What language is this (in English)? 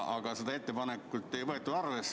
Estonian